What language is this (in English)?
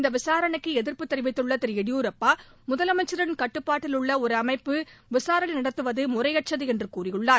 Tamil